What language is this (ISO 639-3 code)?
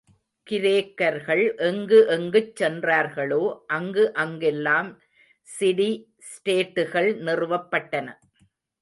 tam